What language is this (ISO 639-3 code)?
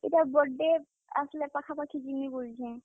ori